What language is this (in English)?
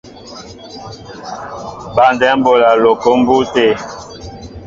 Mbo (Cameroon)